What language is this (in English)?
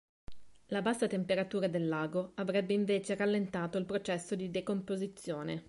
Italian